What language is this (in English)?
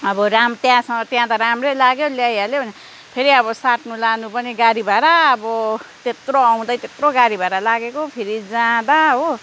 Nepali